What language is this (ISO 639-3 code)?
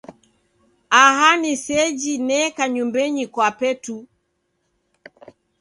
dav